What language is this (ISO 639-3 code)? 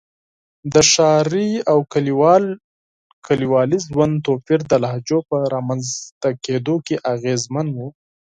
pus